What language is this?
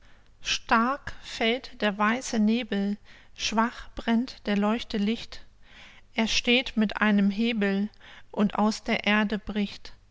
German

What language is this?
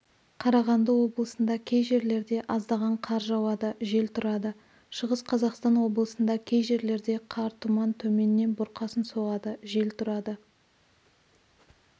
Kazakh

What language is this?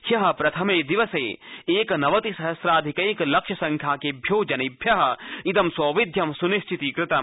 Sanskrit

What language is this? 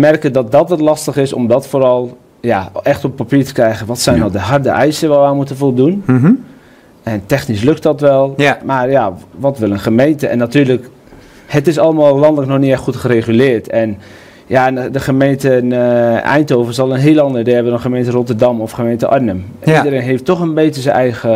Dutch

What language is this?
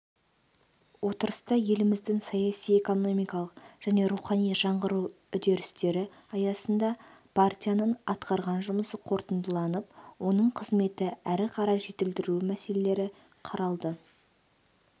Kazakh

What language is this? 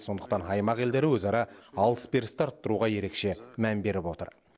Kazakh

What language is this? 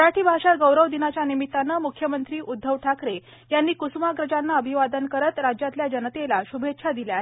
Marathi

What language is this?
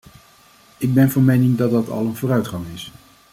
Dutch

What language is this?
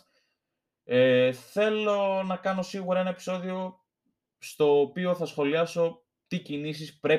Greek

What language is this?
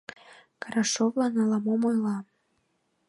Mari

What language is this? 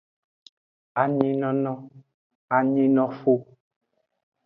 Aja (Benin)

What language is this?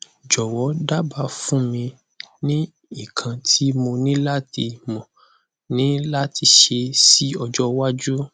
Yoruba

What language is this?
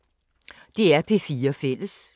Danish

